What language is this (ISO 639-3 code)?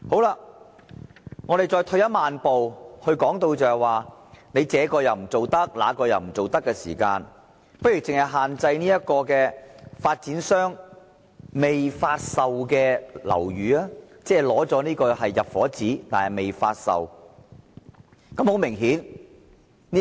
yue